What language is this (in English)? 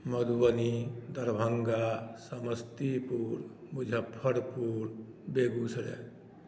Maithili